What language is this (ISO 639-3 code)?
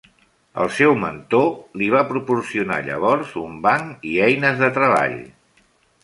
cat